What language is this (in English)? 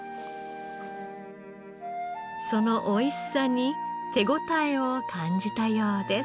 Japanese